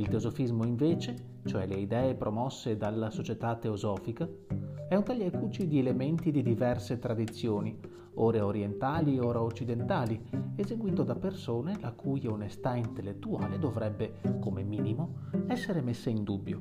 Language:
Italian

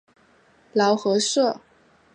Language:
Chinese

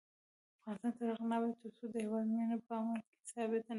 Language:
Pashto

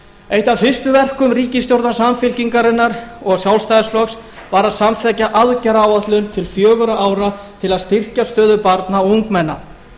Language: Icelandic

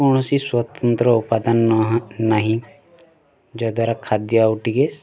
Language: Odia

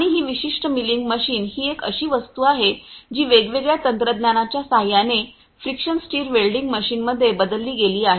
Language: Marathi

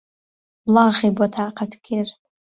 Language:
Central Kurdish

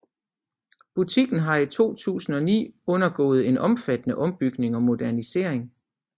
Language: Danish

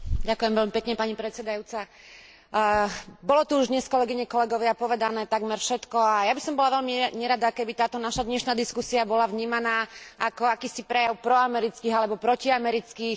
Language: Slovak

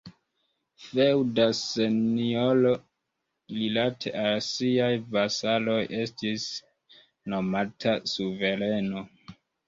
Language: Esperanto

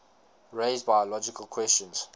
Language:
English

